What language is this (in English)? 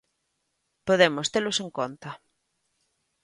Galician